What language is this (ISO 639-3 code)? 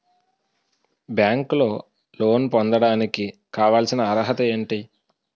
tel